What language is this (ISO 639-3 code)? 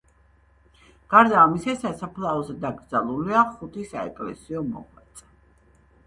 kat